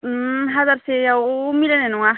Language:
Bodo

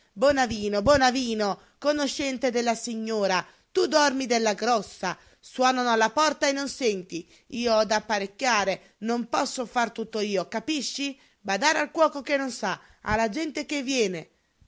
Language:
Italian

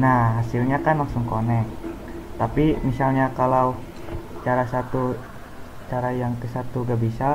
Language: Indonesian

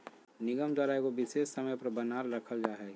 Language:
Magahi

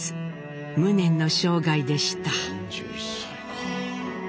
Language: Japanese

